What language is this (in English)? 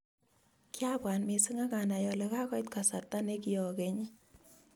Kalenjin